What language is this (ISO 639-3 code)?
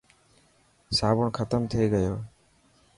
mki